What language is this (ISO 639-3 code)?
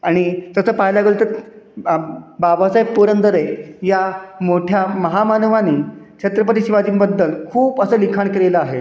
mar